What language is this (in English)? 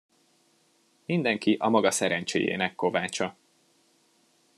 Hungarian